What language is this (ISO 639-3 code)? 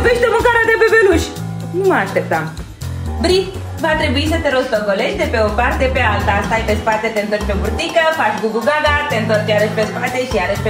ron